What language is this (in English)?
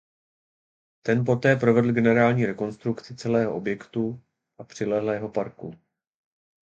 Czech